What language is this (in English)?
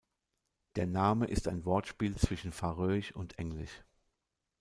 German